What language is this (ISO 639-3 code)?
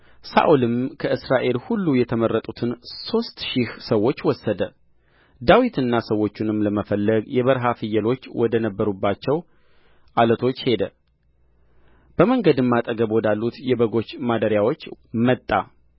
amh